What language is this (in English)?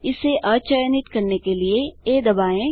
Hindi